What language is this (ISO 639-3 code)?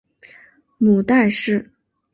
zho